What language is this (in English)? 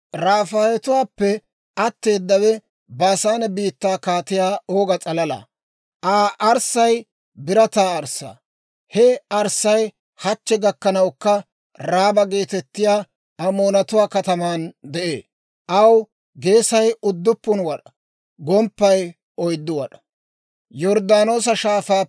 Dawro